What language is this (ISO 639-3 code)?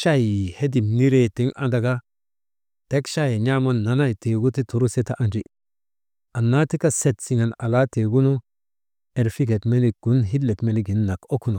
mde